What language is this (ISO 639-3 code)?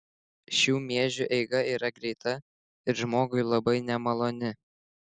lit